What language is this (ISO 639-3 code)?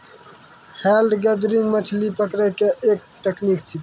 mai